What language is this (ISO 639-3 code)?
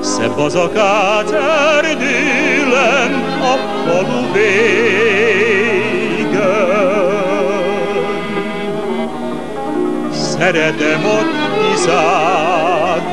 hun